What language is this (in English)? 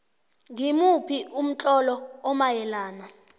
South Ndebele